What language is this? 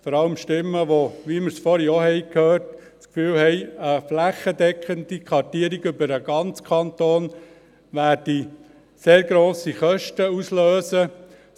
Swiss German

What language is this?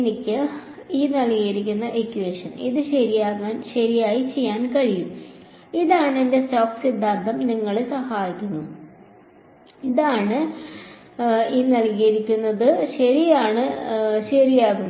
Malayalam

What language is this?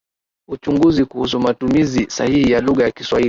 Swahili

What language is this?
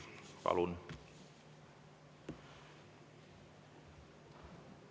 Estonian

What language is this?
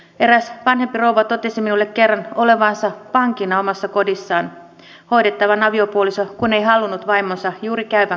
Finnish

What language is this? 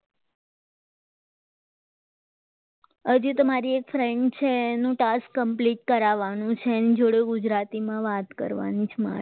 Gujarati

